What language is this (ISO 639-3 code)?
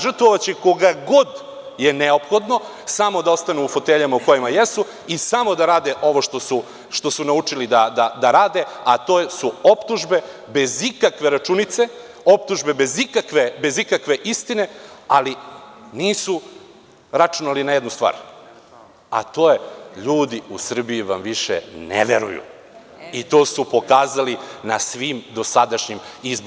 srp